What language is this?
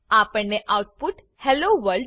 Gujarati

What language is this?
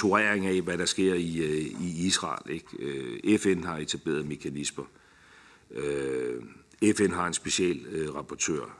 Danish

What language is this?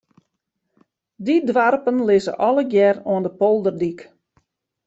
Western Frisian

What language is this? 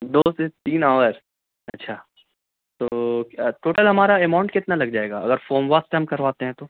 Urdu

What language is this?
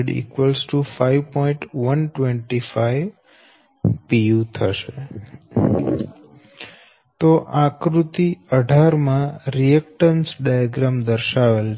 Gujarati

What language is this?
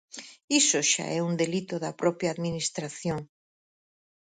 Galician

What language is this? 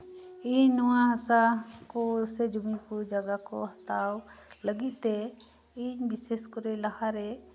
Santali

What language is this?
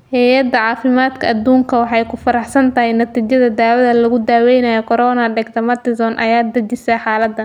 Somali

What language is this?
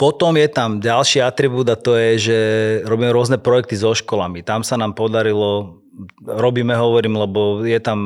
Slovak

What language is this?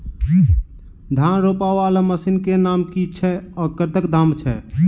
Maithili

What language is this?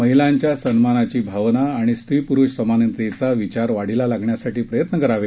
Marathi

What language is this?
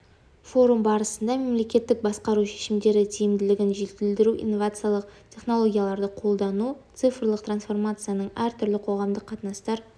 Kazakh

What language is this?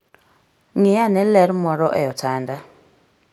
Luo (Kenya and Tanzania)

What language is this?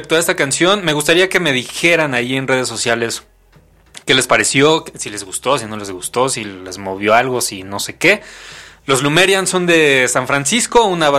Spanish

